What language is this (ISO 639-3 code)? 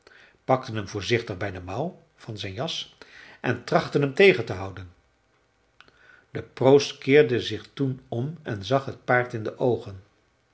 nld